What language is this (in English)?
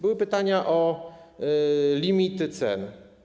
Polish